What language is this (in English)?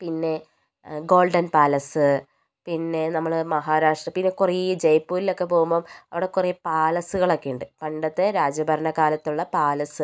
Malayalam